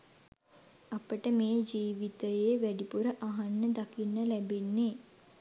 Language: Sinhala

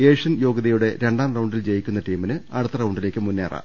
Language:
Malayalam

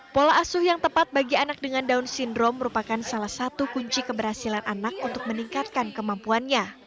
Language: Indonesian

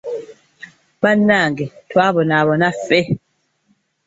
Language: Ganda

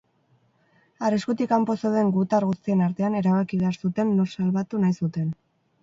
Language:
Basque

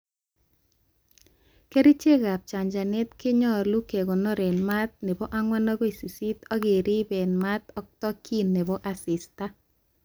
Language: Kalenjin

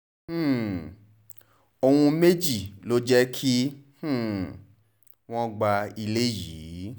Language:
Yoruba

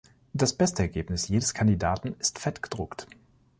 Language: German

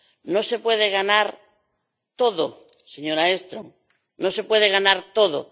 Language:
Spanish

